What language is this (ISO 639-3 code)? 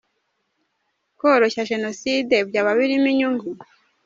kin